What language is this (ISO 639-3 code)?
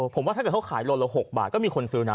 tha